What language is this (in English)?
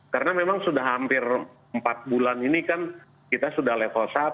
Indonesian